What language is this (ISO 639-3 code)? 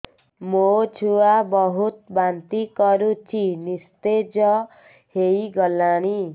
ori